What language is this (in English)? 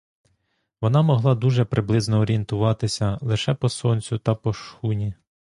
Ukrainian